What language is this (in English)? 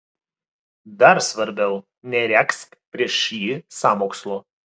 Lithuanian